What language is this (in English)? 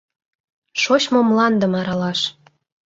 Mari